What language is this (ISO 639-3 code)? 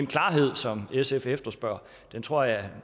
dan